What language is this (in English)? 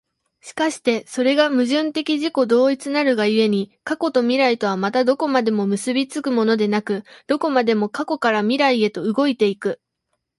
Japanese